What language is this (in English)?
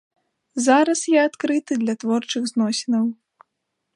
Belarusian